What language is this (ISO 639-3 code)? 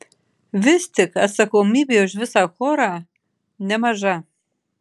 lit